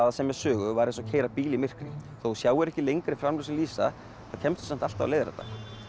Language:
Icelandic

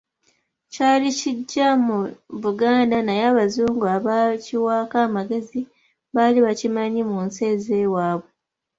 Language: Ganda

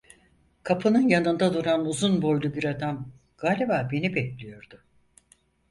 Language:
Turkish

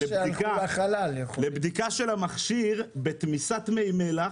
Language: Hebrew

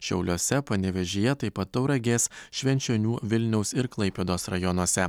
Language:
Lithuanian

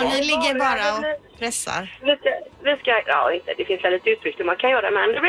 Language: Swedish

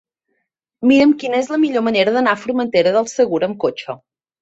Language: Catalan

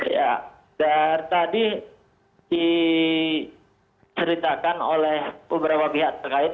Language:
Indonesian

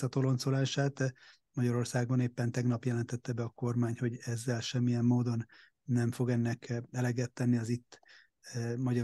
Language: Hungarian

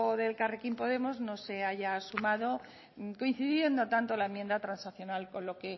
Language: Spanish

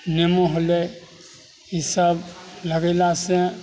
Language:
Maithili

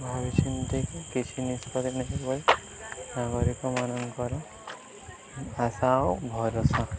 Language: Odia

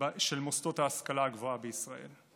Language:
Hebrew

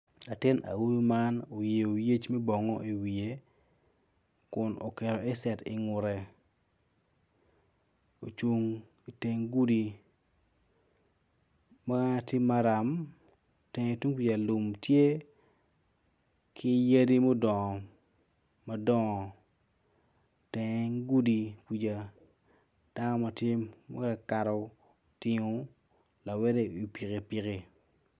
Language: Acoli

